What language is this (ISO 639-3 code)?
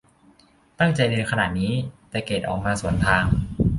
tha